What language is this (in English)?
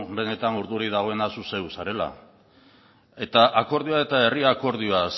Basque